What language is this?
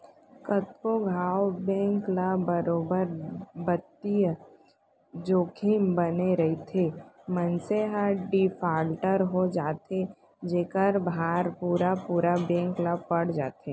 Chhattisgarhi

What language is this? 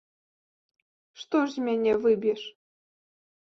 Belarusian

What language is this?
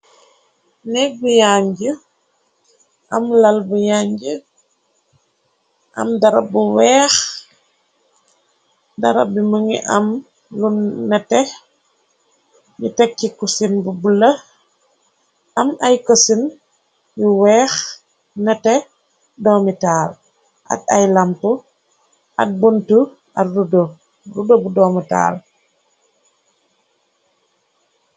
Wolof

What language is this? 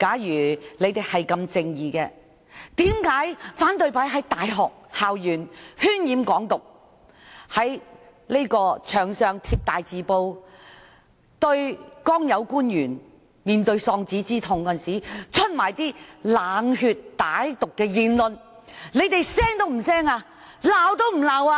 Cantonese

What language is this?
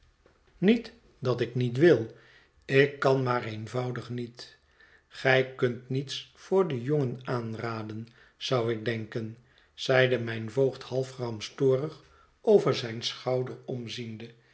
Dutch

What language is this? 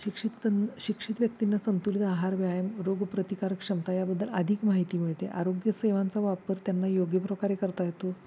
Marathi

